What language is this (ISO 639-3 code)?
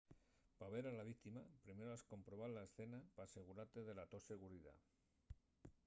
ast